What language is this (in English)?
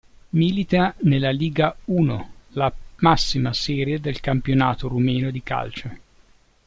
Italian